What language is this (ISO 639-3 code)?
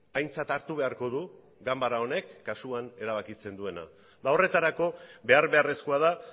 eus